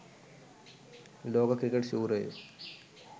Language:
Sinhala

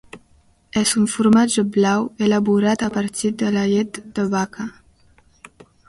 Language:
Catalan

